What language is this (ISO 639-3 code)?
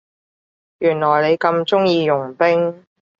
yue